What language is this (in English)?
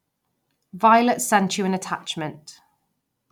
English